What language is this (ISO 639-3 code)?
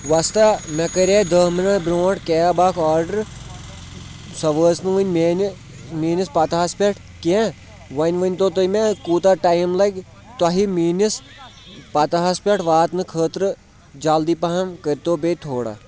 kas